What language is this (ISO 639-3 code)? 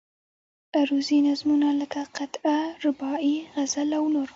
pus